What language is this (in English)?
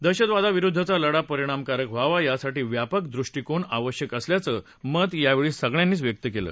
Marathi